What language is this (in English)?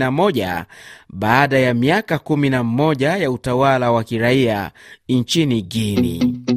Swahili